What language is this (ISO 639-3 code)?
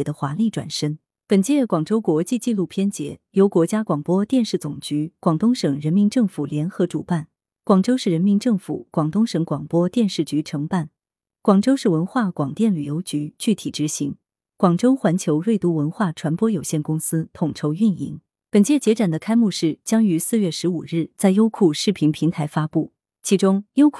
zho